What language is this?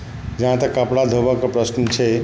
Maithili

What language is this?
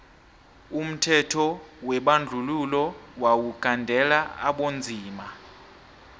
South Ndebele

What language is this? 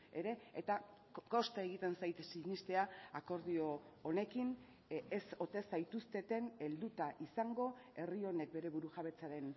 Basque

